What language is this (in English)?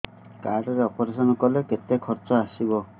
Odia